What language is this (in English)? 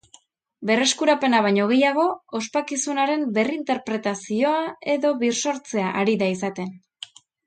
Basque